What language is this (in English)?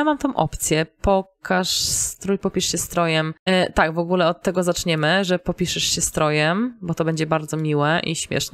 Polish